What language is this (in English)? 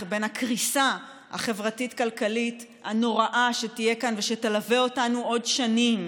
Hebrew